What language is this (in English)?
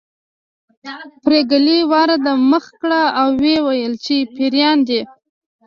Pashto